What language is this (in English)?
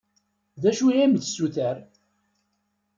Kabyle